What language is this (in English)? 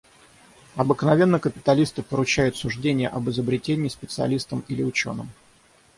Russian